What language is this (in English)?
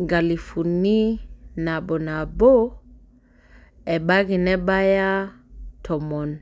Masai